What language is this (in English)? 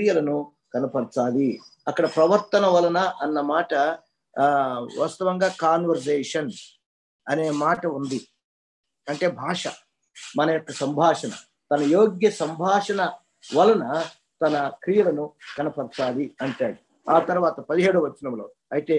Telugu